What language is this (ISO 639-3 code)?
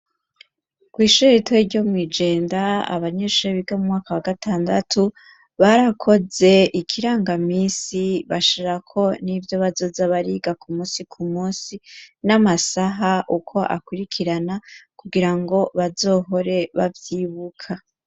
run